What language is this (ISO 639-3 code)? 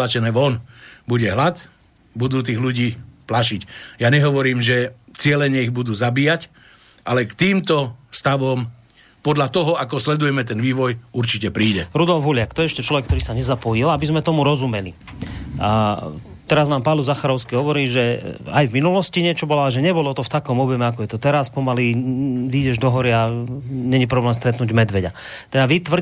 slk